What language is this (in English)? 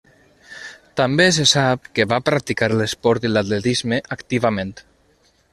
Catalan